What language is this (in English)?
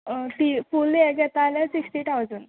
Konkani